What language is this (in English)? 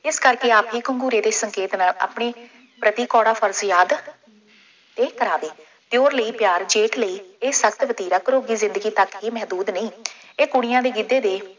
Punjabi